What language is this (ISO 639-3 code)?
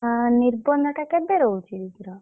ori